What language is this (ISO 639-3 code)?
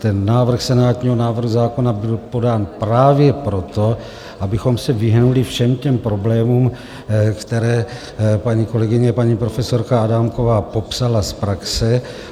ces